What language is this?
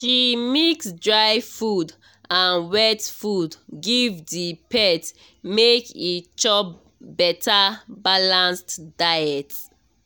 Nigerian Pidgin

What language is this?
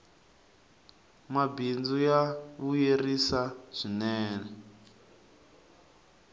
Tsonga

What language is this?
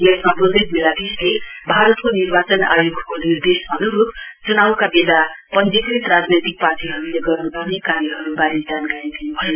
Nepali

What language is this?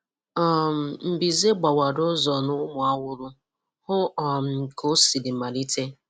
Igbo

